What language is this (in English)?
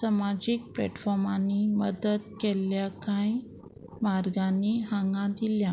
Konkani